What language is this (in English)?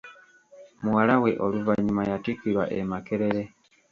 Ganda